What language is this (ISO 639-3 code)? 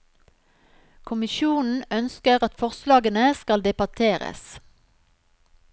nor